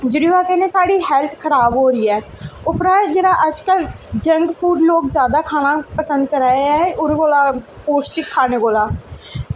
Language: Dogri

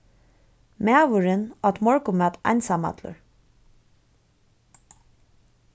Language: Faroese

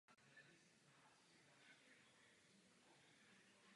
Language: Czech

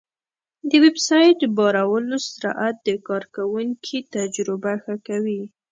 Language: Pashto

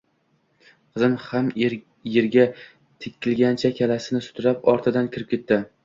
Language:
Uzbek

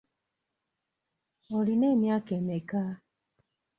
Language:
Ganda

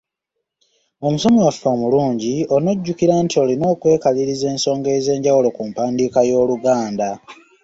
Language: Ganda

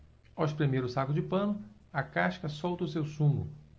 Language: Portuguese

